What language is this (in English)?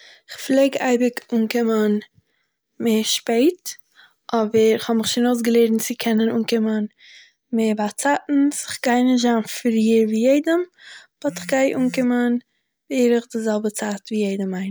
Yiddish